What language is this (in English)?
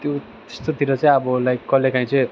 Nepali